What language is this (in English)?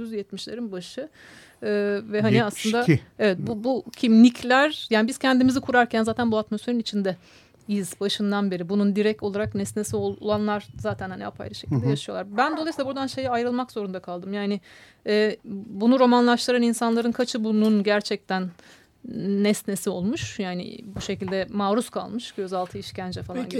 Turkish